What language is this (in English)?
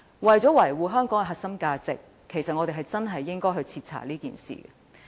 Cantonese